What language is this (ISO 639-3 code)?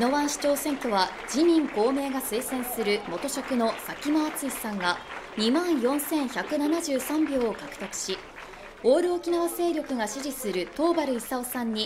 jpn